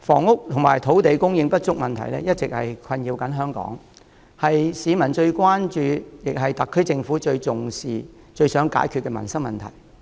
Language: Cantonese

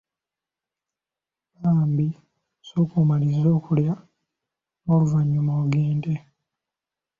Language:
Ganda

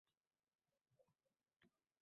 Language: Uzbek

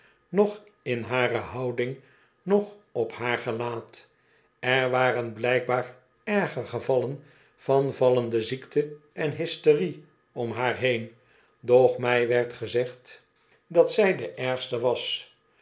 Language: Dutch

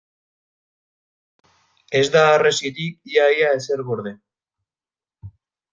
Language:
Basque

